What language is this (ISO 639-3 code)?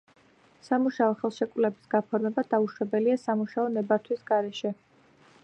kat